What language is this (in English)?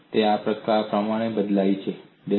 Gujarati